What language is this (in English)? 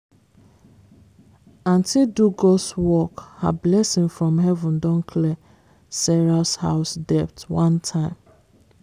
Nigerian Pidgin